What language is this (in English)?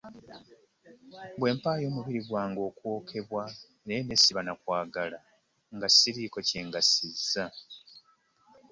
Ganda